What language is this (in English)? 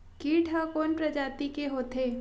Chhattisgarhi